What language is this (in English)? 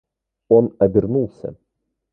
Russian